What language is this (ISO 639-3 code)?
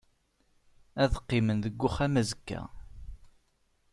kab